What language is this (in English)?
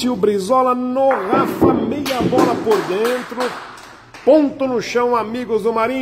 Portuguese